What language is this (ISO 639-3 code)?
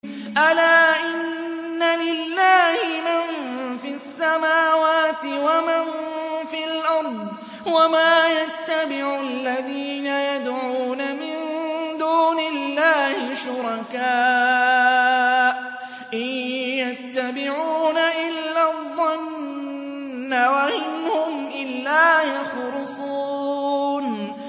ara